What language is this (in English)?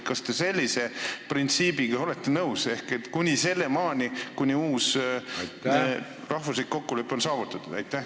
Estonian